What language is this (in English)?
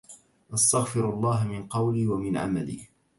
Arabic